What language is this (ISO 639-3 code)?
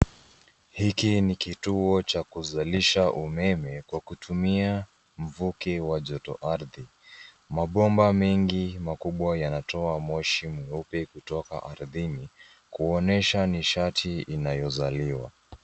swa